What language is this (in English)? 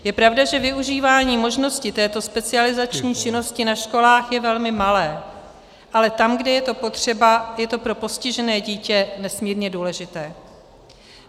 Czech